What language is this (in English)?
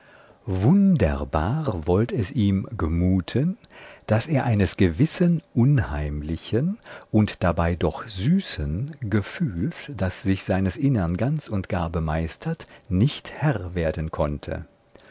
German